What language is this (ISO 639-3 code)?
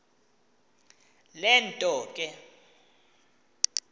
xho